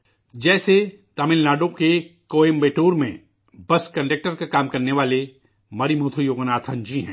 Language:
Urdu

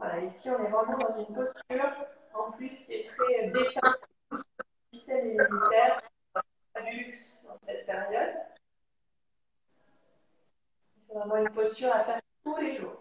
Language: French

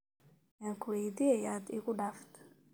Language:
Somali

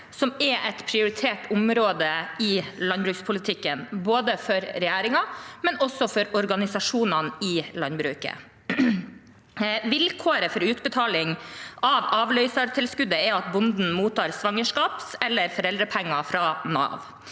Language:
Norwegian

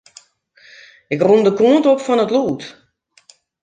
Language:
Western Frisian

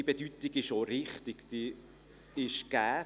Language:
Swiss German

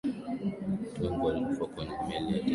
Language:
Swahili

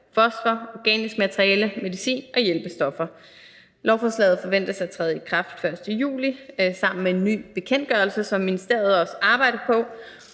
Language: Danish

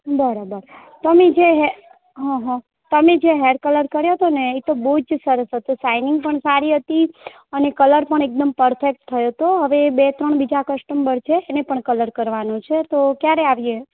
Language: Gujarati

